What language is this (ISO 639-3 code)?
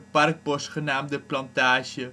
nld